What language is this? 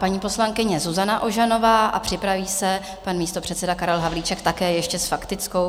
Czech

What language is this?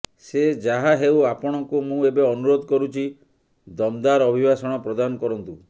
Odia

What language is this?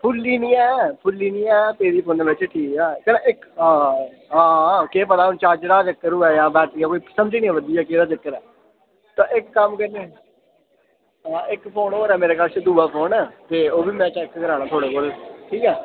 Dogri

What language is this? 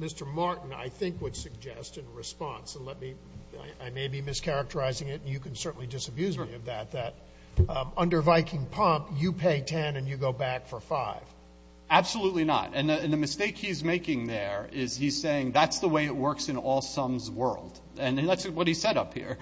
English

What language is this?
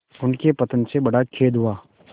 Hindi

